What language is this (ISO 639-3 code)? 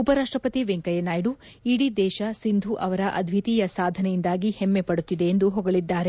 kan